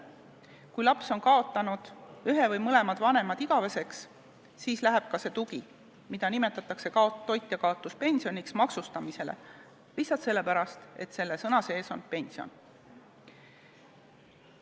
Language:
Estonian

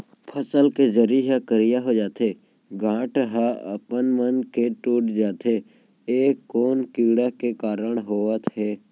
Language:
Chhattisgarhi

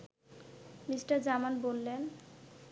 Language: Bangla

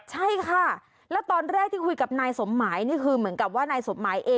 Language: Thai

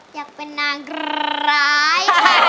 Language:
Thai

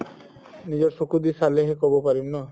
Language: Assamese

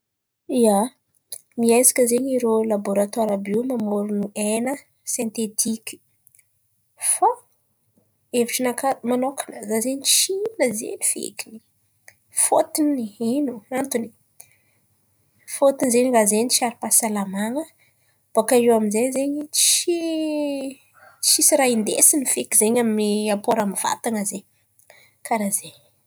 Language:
Antankarana Malagasy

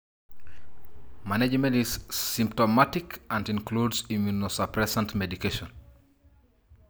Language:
Masai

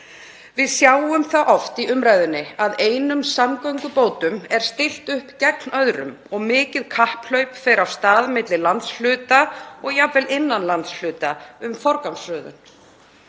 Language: Icelandic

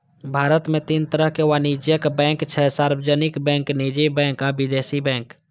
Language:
Maithili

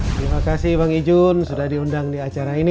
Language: Indonesian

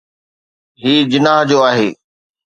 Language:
Sindhi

